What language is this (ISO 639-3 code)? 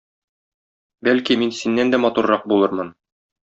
tat